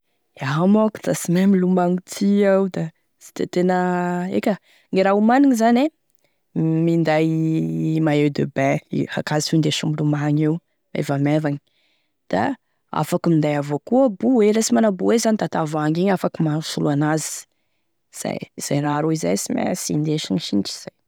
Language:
Tesaka Malagasy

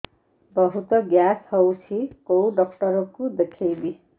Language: Odia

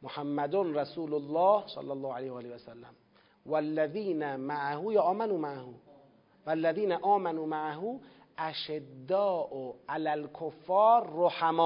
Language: Persian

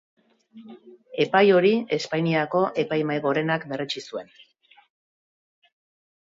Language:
Basque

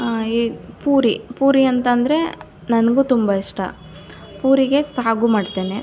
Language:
Kannada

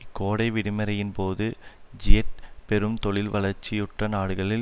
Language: Tamil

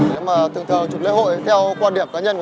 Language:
Vietnamese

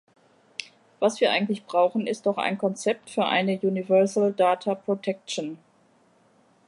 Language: German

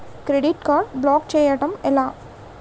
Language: Telugu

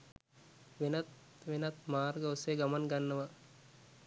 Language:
Sinhala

